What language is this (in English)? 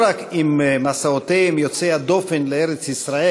Hebrew